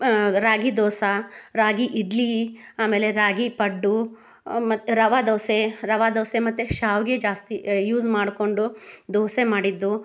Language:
Kannada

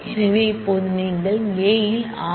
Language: Tamil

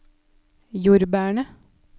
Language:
Norwegian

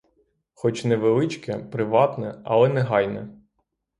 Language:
Ukrainian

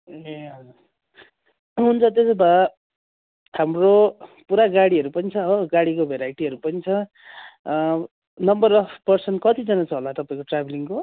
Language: Nepali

